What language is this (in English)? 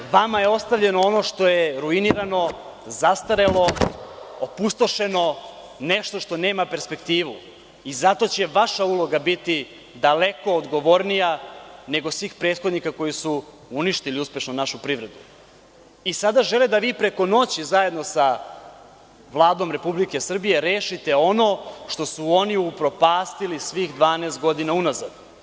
Serbian